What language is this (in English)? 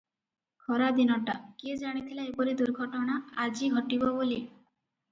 Odia